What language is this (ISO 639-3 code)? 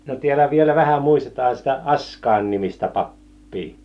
fin